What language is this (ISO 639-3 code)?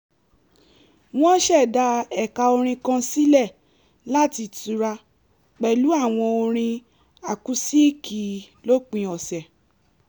yor